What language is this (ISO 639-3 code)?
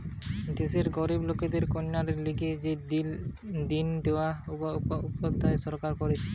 ben